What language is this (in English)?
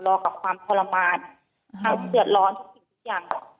Thai